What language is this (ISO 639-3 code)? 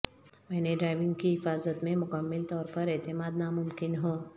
urd